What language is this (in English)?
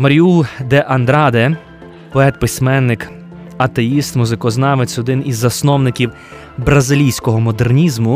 Ukrainian